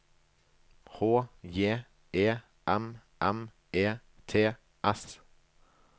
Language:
Norwegian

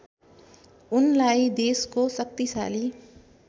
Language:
Nepali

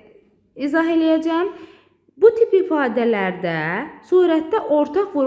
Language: Turkish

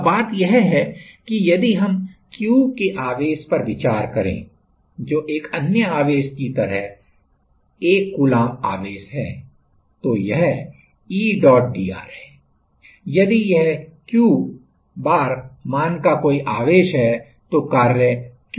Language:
Hindi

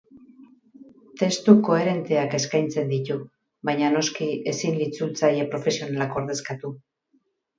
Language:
Basque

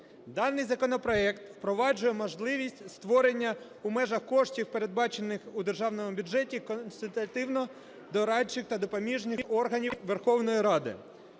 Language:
Ukrainian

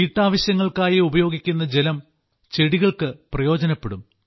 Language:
Malayalam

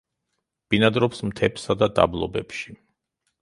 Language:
Georgian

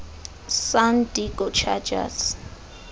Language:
Xhosa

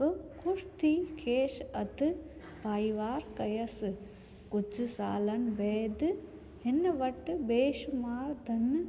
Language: Sindhi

